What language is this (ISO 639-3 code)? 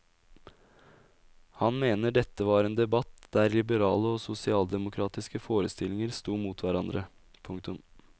nor